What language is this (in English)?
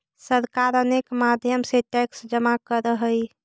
Magahi